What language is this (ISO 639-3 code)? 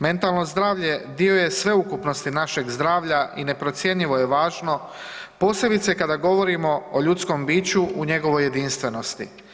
hrv